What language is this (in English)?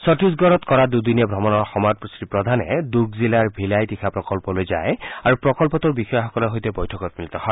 Assamese